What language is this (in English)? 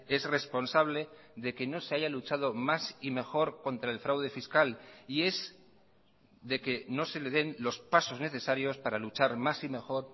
Spanish